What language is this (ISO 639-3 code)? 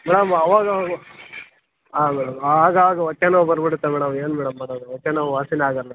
kan